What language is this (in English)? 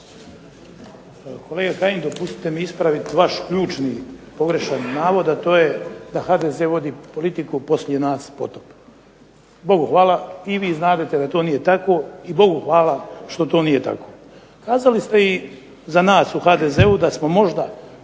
Croatian